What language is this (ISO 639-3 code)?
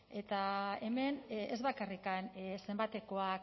eus